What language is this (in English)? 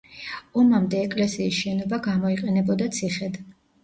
Georgian